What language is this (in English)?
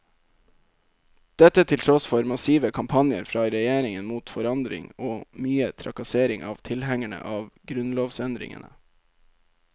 Norwegian